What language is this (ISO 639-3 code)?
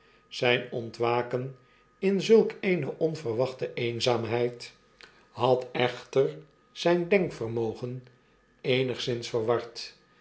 nld